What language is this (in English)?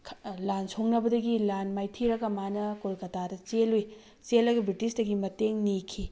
Manipuri